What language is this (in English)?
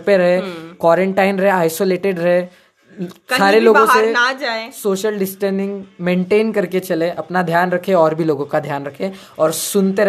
Hindi